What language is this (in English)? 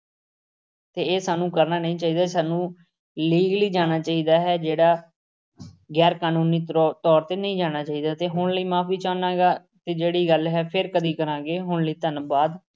Punjabi